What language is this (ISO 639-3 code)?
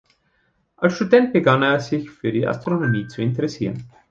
deu